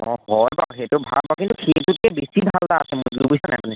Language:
Assamese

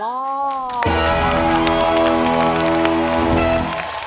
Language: Thai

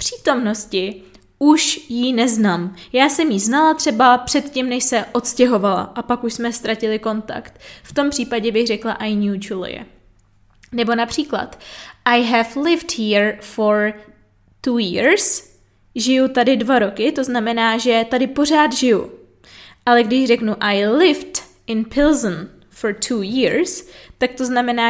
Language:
Czech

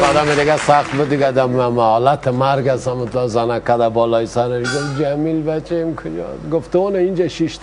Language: Persian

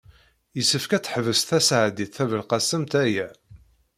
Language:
Kabyle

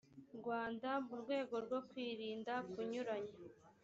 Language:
Kinyarwanda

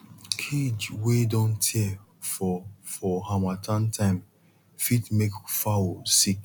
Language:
Nigerian Pidgin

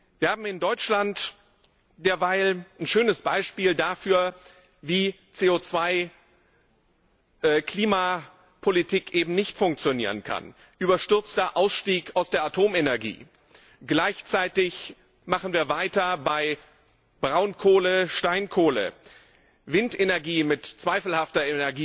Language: German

